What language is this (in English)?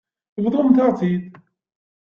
Kabyle